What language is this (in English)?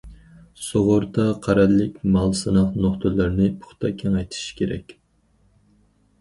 Uyghur